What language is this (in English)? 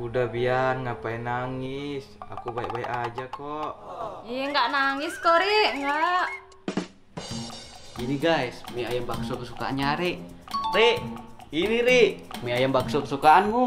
Indonesian